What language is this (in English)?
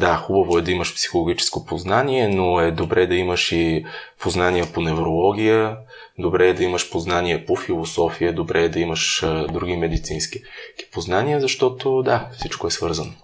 Bulgarian